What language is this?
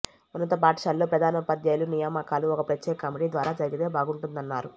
Telugu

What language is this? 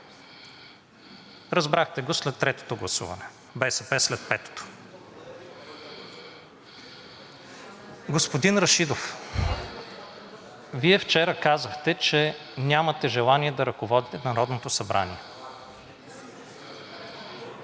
Bulgarian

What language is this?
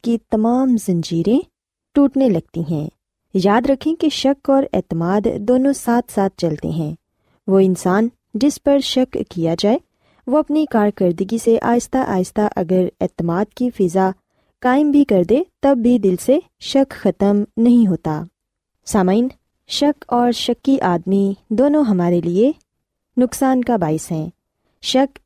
Urdu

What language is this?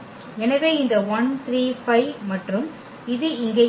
Tamil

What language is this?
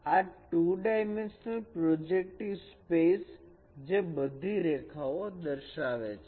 Gujarati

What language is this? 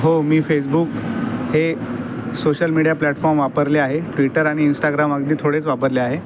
Marathi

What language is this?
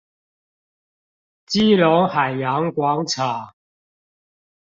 Chinese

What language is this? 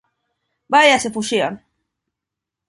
Galician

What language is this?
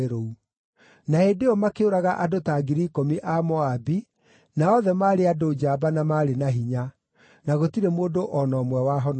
Kikuyu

